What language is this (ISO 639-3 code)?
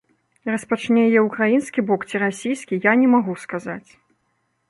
bel